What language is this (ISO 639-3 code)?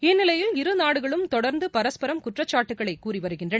tam